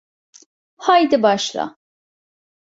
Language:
Turkish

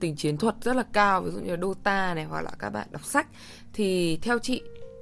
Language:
Vietnamese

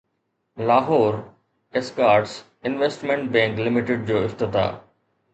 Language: Sindhi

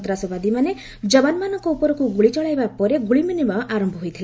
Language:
Odia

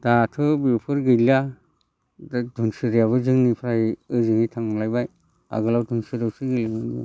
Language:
Bodo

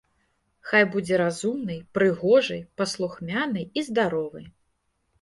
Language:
Belarusian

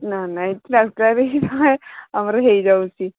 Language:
Odia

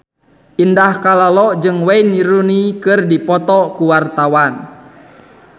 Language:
Sundanese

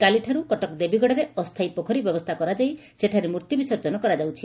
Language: Odia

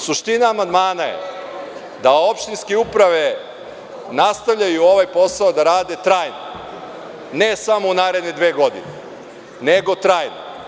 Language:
Serbian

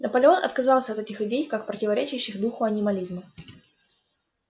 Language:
Russian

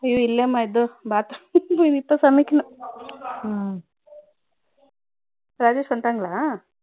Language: Tamil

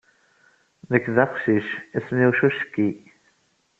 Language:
Kabyle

